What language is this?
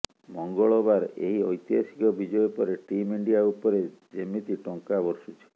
Odia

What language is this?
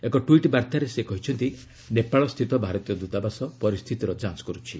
Odia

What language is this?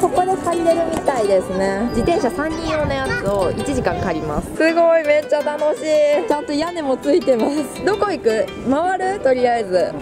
Japanese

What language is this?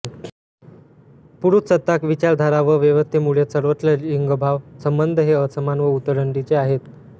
Marathi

